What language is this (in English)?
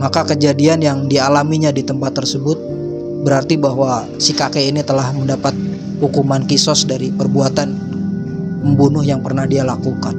Indonesian